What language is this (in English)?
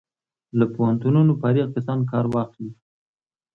Pashto